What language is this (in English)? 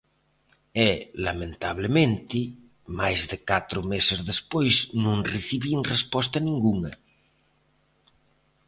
Galician